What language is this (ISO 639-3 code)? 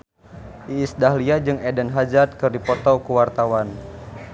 sun